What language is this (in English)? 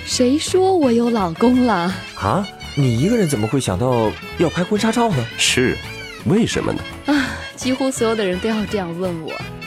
Chinese